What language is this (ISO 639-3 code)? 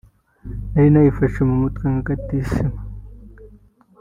kin